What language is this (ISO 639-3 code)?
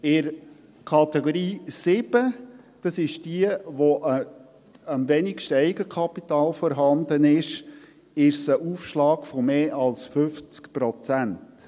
gsw